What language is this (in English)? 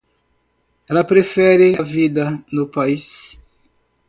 Portuguese